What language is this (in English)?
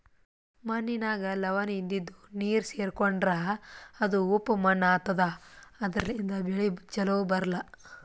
Kannada